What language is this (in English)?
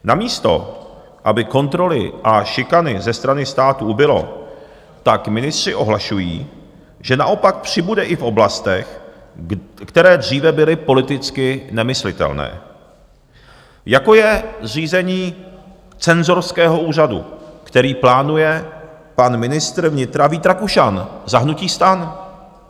Czech